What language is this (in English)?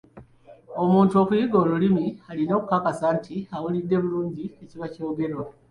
Ganda